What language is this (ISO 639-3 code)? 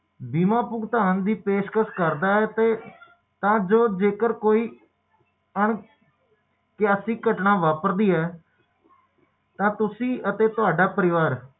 pan